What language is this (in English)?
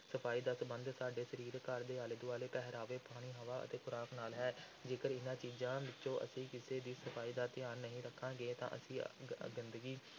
Punjabi